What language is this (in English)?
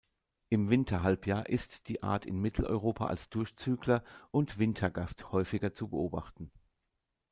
German